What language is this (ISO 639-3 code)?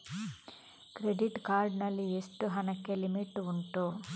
kan